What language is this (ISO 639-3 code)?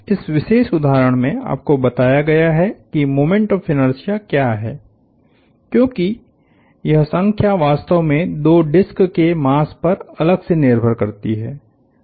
hin